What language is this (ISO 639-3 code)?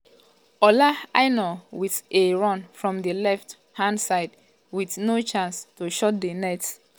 pcm